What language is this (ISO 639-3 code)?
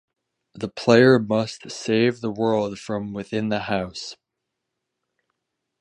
eng